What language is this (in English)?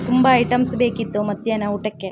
Kannada